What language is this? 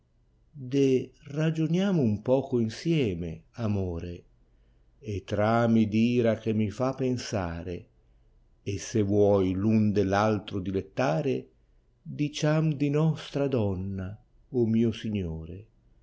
Italian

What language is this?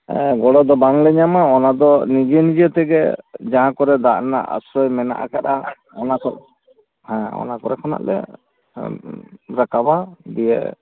Santali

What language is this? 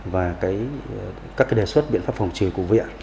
Vietnamese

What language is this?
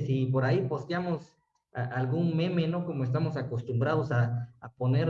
Spanish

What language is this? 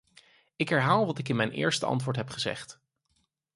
Dutch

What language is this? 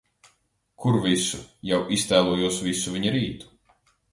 Latvian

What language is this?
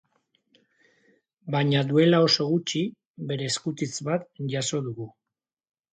Basque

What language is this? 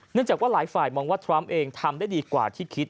Thai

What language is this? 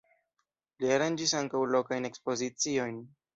Esperanto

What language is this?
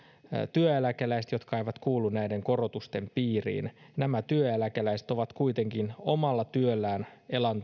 Finnish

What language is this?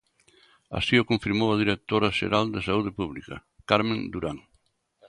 Galician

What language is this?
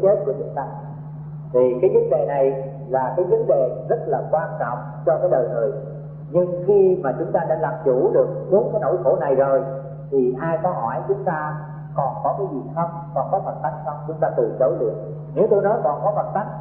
Vietnamese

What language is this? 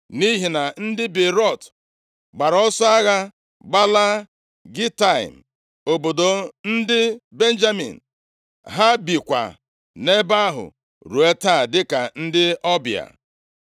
Igbo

